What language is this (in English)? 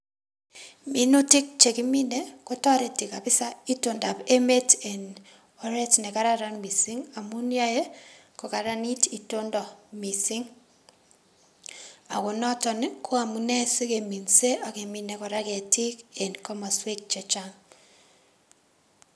Kalenjin